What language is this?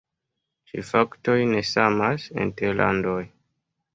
Esperanto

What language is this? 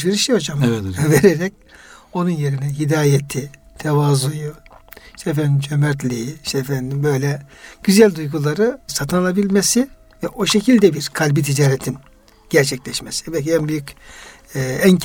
Turkish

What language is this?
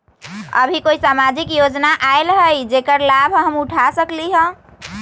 Magahi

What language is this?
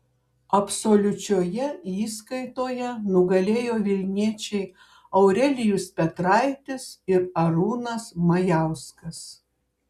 Lithuanian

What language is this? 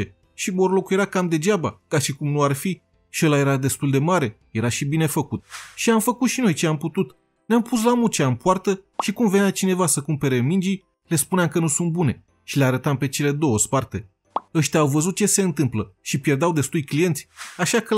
Romanian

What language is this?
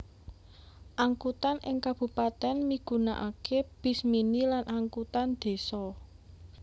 Javanese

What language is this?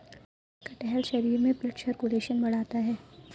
Hindi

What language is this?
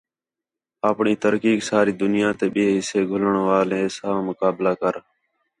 Khetrani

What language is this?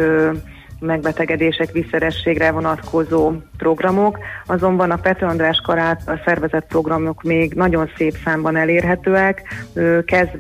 Hungarian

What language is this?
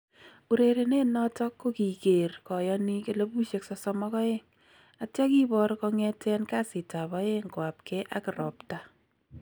Kalenjin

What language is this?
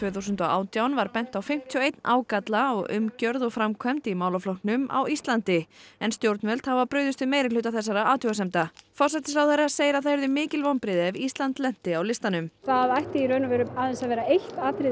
Icelandic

